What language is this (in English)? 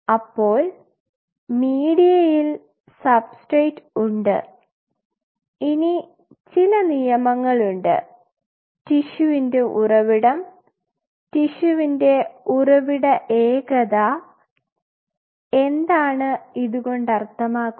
Malayalam